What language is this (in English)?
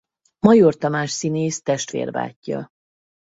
Hungarian